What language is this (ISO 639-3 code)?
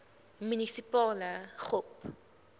afr